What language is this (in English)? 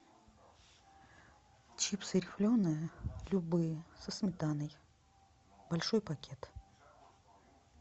Russian